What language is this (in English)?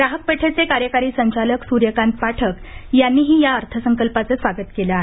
Marathi